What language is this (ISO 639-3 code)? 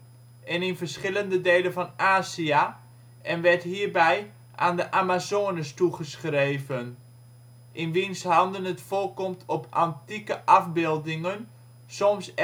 nld